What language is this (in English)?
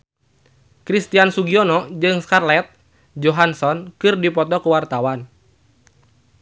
Sundanese